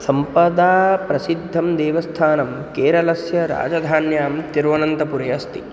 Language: Sanskrit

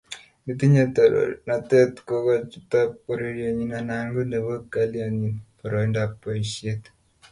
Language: Kalenjin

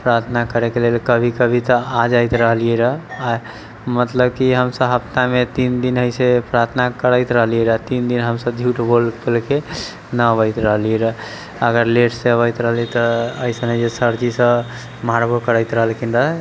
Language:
Maithili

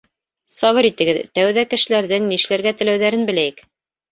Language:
Bashkir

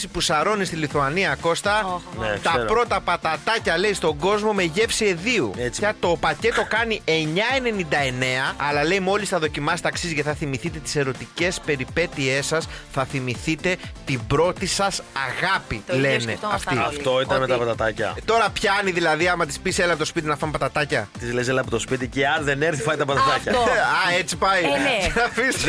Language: Greek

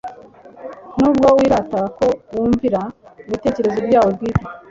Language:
Kinyarwanda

